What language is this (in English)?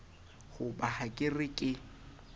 Southern Sotho